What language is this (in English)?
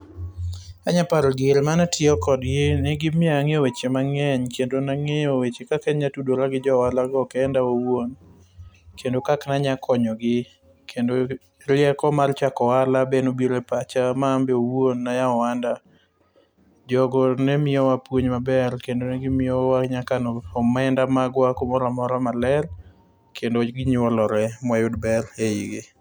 Luo (Kenya and Tanzania)